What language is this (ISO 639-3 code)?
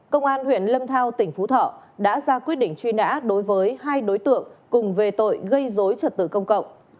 vie